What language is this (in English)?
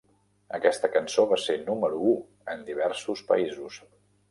Catalan